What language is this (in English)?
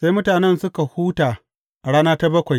Hausa